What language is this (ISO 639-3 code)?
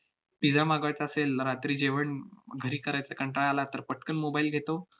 mar